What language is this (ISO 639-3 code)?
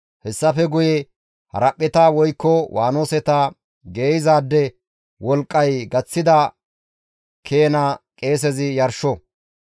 gmv